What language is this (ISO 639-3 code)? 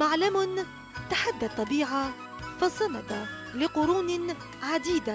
ara